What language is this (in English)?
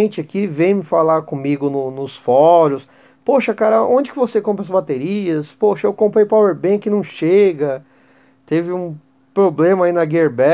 Portuguese